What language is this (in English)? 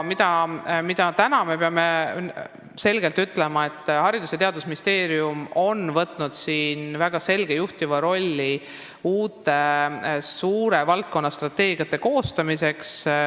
Estonian